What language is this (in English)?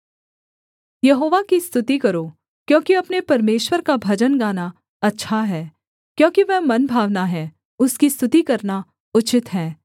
Hindi